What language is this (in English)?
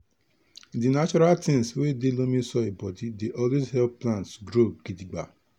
Nigerian Pidgin